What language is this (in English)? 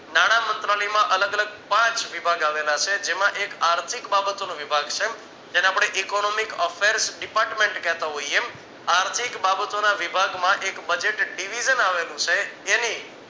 Gujarati